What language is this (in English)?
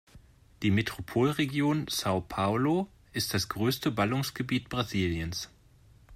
German